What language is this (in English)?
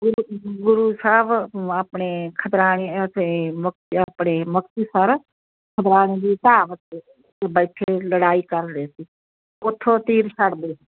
Punjabi